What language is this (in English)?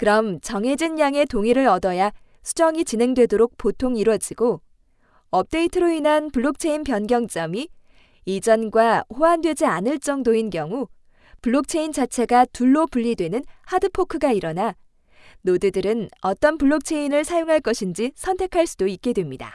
Korean